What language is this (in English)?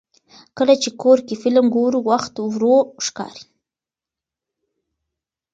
Pashto